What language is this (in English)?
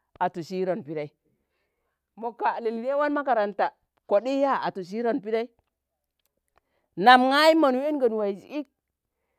Tangale